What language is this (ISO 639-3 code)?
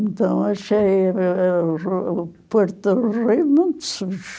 por